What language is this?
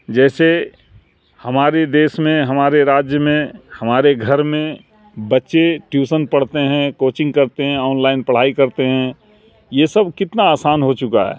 Urdu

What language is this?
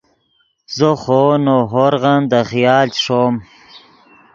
Yidgha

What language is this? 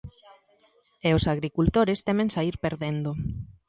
Galician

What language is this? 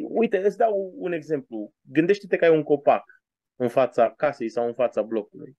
Romanian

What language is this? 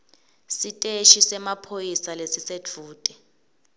Swati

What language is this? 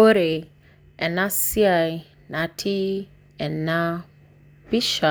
Masai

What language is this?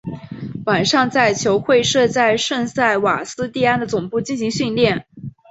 Chinese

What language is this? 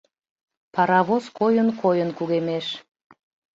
Mari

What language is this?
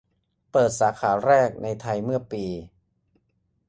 Thai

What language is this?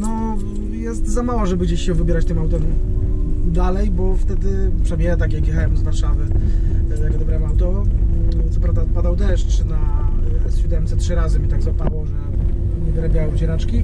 Polish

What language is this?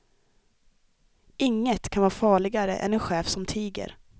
Swedish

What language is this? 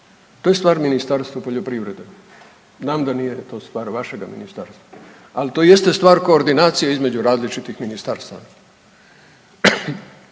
Croatian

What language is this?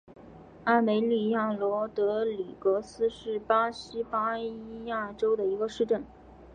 Chinese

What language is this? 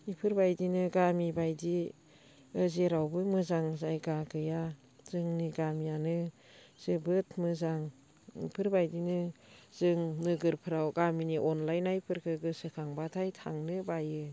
Bodo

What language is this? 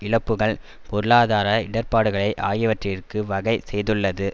Tamil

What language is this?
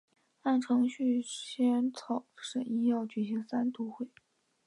Chinese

